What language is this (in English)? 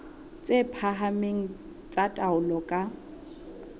Southern Sotho